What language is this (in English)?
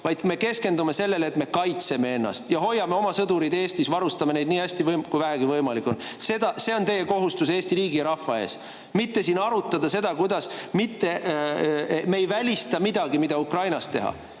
Estonian